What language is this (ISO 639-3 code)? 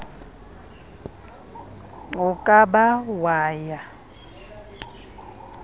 sot